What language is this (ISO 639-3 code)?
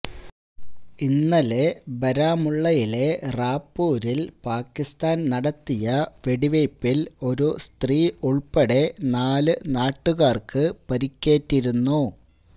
mal